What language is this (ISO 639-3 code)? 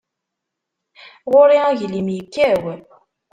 kab